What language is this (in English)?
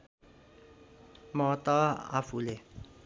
Nepali